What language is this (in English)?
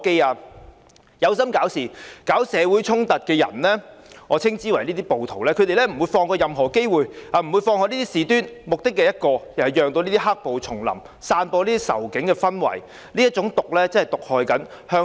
Cantonese